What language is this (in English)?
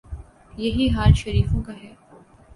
Urdu